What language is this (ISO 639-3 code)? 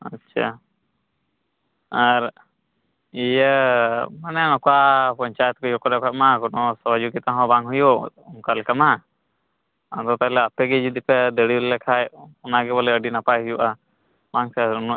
sat